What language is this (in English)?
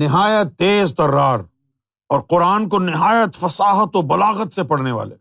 Urdu